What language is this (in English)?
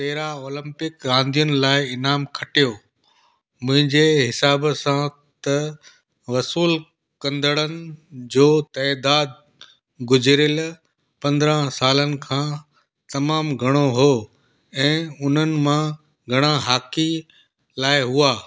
Sindhi